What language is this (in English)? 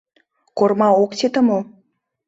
Mari